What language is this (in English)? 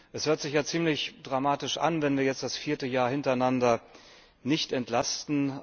German